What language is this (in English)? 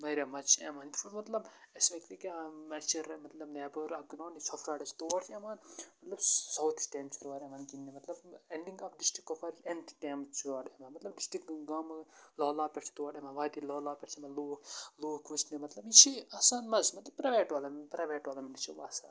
Kashmiri